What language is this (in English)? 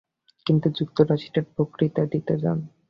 Bangla